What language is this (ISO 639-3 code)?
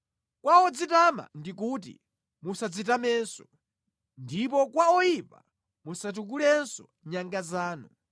nya